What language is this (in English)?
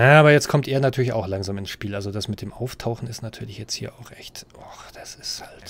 German